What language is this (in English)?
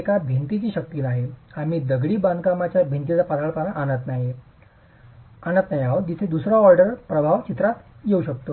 Marathi